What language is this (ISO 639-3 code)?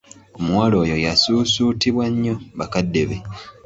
lug